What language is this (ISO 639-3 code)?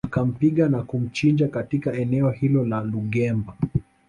swa